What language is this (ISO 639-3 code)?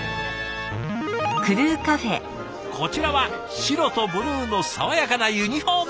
jpn